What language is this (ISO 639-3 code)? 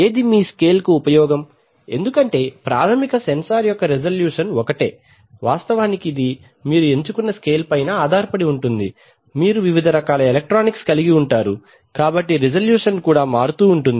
tel